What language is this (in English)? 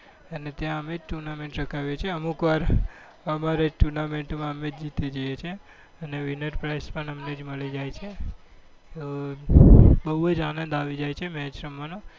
Gujarati